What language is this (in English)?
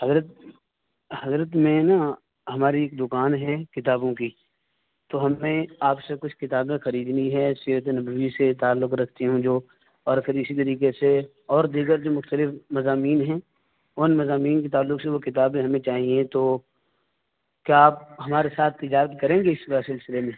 Urdu